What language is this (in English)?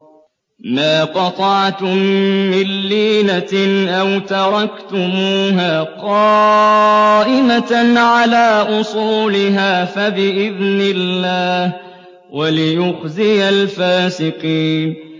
Arabic